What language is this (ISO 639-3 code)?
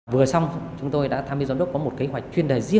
vie